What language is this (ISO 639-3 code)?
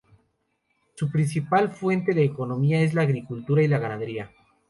spa